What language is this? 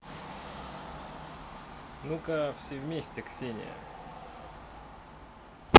Russian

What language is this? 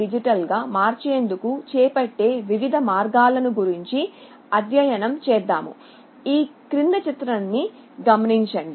Telugu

